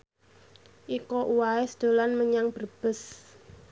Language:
Javanese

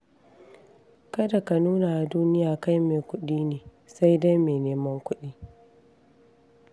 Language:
Hausa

